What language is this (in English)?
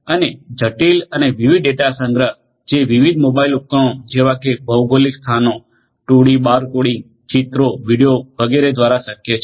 Gujarati